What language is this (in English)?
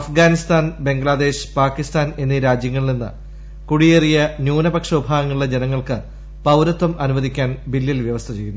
Malayalam